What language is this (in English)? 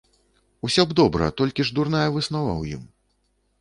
Belarusian